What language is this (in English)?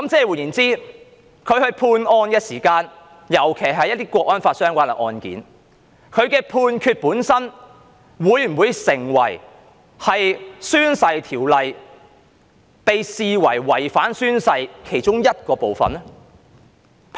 Cantonese